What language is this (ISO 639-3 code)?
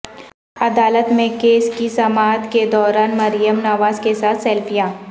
urd